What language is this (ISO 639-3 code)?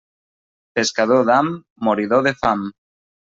cat